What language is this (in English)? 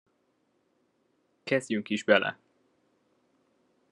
Hungarian